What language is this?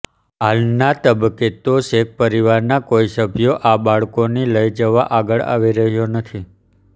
Gujarati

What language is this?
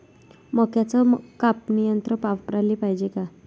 Marathi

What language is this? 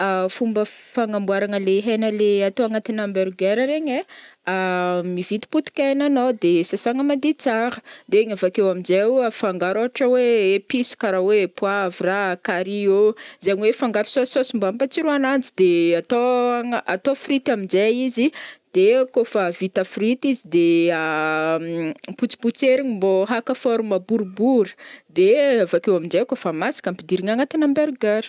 Northern Betsimisaraka Malagasy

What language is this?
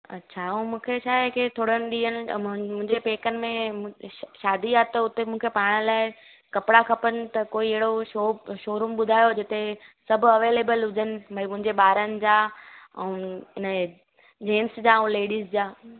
Sindhi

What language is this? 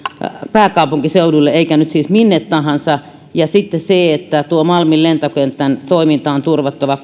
Finnish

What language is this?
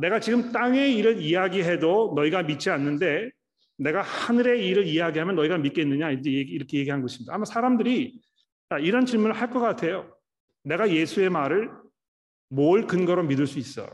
Korean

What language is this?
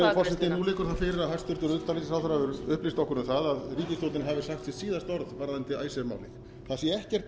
Icelandic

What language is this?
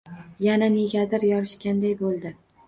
Uzbek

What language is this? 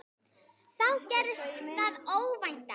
Icelandic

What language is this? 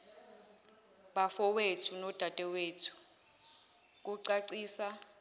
Zulu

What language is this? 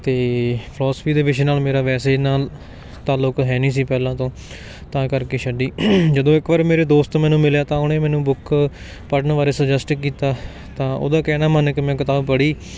Punjabi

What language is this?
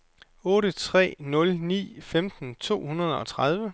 Danish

